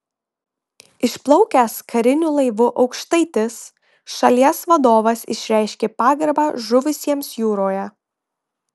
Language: Lithuanian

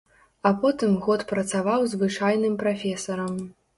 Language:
Belarusian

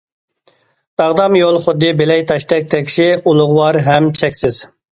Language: Uyghur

